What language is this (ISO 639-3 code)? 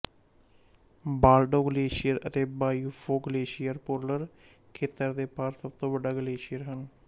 pan